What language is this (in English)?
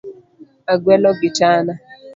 Luo (Kenya and Tanzania)